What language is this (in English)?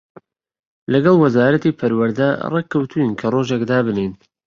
Central Kurdish